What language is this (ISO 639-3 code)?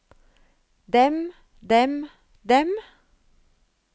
nor